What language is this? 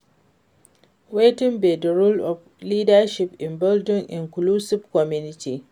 Nigerian Pidgin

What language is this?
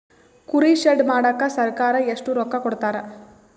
Kannada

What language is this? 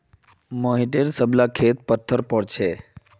Magahi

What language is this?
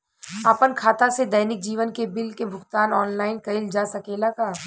Bhojpuri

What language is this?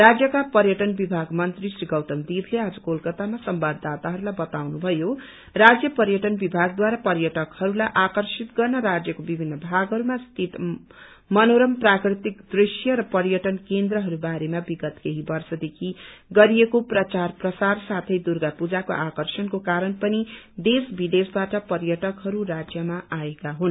Nepali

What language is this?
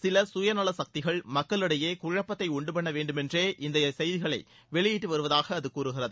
Tamil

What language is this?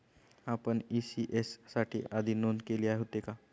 Marathi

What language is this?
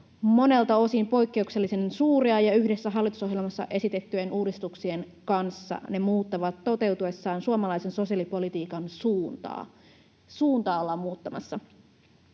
Finnish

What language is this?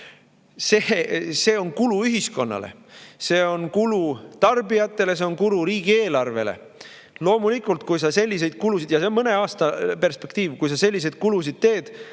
Estonian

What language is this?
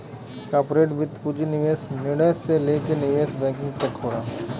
Bhojpuri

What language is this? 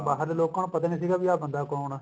Punjabi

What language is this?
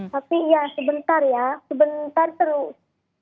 Indonesian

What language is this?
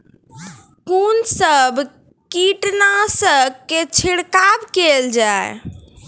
Maithili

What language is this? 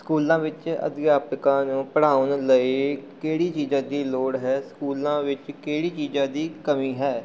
Punjabi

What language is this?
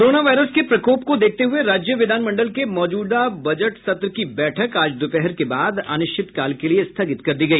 Hindi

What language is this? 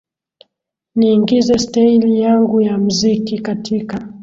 Swahili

